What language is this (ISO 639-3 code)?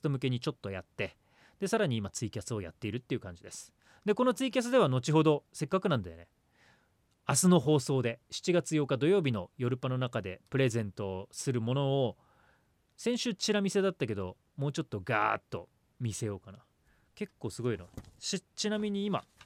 jpn